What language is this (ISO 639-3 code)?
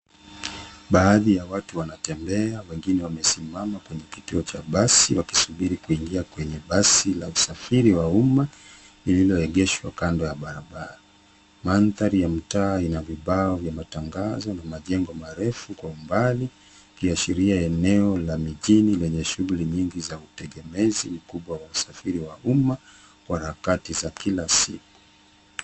swa